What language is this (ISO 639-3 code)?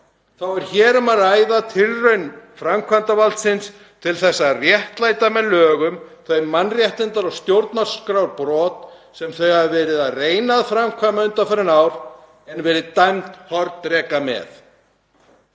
isl